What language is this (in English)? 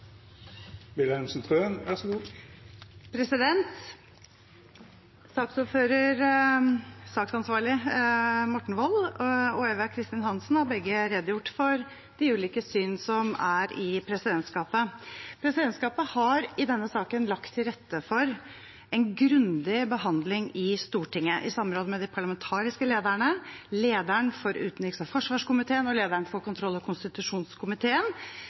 Norwegian Bokmål